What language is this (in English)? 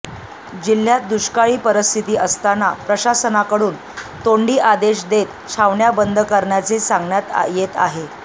Marathi